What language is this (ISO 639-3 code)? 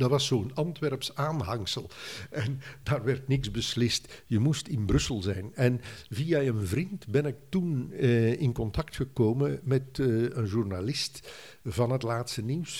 nld